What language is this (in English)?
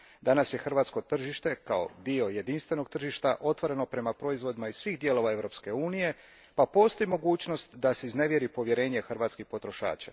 Croatian